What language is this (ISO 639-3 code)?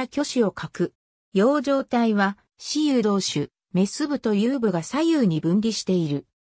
jpn